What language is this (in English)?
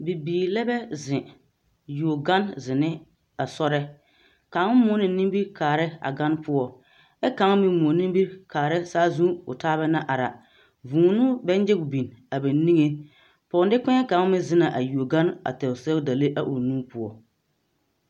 Southern Dagaare